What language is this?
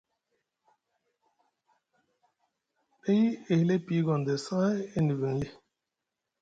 Musgu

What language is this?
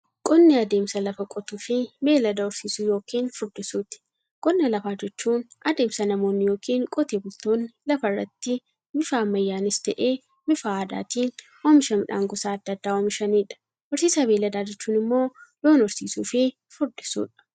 Oromo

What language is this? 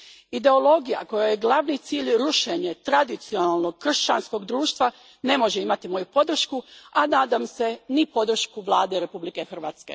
Croatian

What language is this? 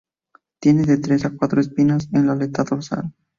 Spanish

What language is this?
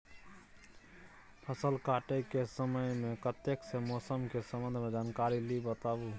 Maithili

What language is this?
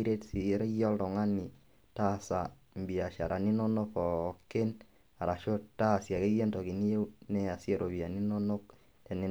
Masai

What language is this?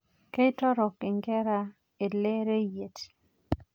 Masai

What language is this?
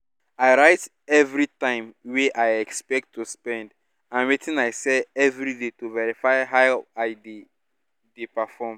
Nigerian Pidgin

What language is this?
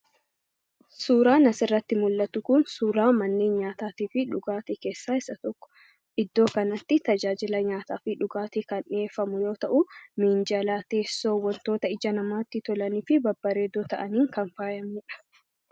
Oromo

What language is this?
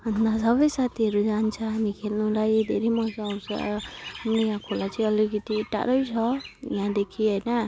Nepali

